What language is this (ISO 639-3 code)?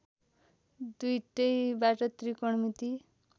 nep